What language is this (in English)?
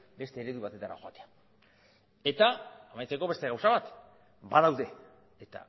Basque